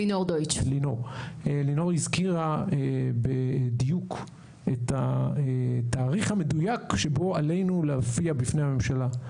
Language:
Hebrew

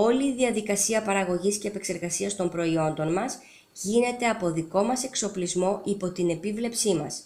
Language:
Greek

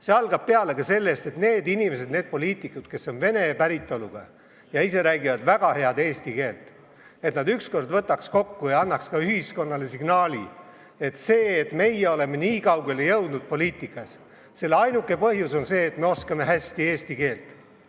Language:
Estonian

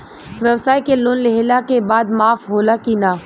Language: Bhojpuri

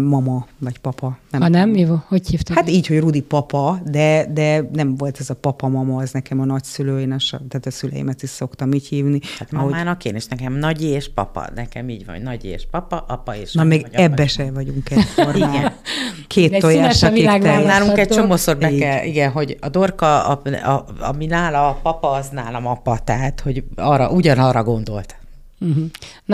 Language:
Hungarian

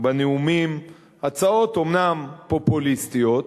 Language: Hebrew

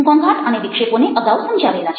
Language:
Gujarati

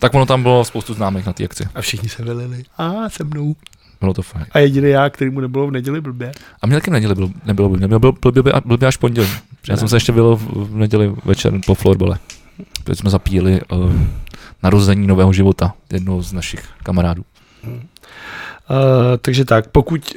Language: Czech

